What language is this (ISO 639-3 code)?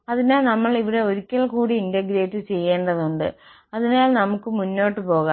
mal